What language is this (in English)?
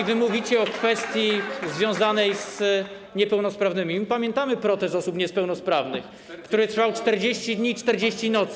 Polish